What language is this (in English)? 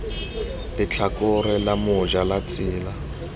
Tswana